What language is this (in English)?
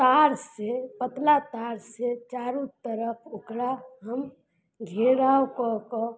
Maithili